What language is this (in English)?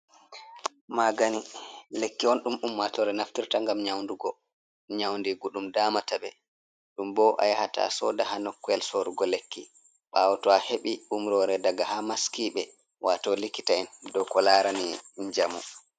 Fula